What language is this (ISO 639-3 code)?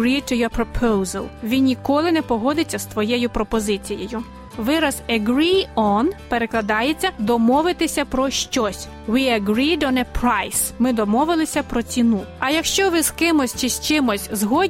ukr